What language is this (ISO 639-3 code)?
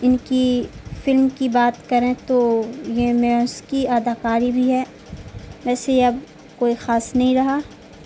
urd